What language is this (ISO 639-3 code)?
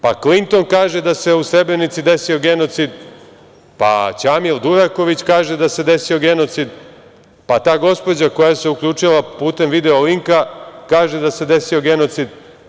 srp